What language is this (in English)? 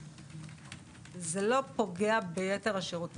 Hebrew